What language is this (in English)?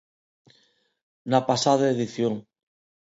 Galician